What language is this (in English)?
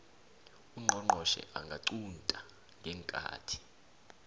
South Ndebele